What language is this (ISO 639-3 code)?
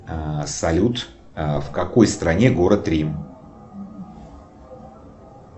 rus